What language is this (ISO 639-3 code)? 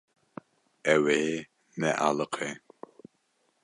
kur